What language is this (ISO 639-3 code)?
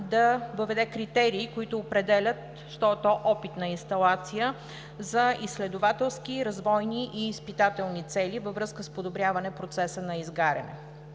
bul